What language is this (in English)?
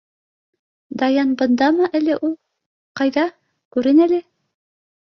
Bashkir